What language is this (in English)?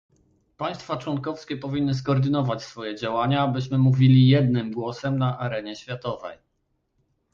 Polish